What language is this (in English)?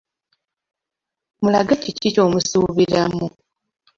Ganda